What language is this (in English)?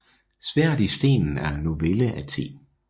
Danish